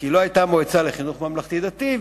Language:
Hebrew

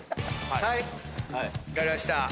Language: Japanese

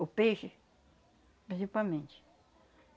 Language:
Portuguese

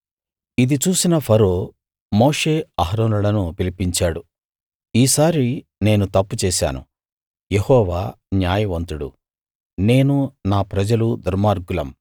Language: Telugu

